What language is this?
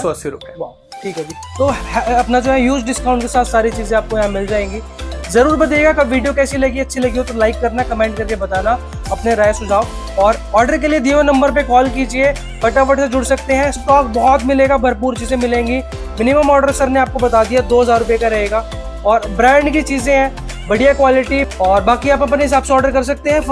Hindi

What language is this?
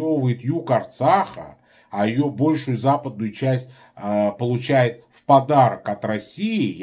Russian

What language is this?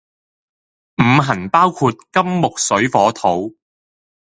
Cantonese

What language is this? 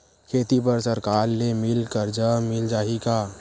Chhattisgarhi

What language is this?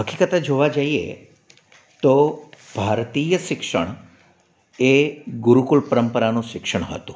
Gujarati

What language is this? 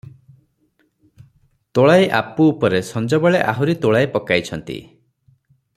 Odia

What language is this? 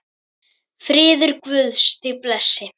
Icelandic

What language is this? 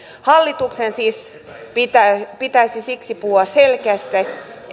Finnish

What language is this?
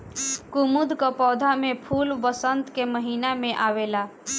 Bhojpuri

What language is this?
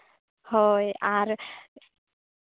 Santali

